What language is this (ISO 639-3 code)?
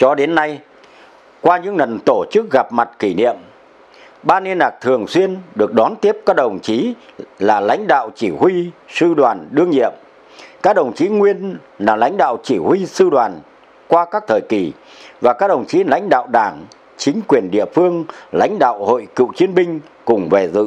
vie